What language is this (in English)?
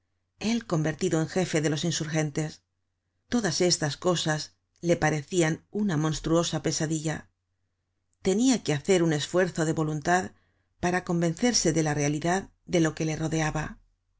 Spanish